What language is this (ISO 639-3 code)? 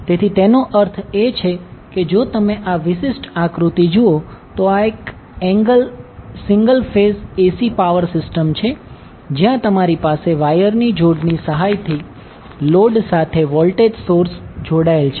guj